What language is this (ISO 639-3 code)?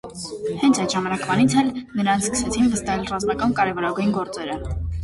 hye